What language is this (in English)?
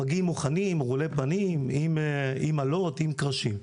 Hebrew